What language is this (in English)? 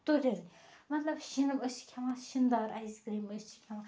Kashmiri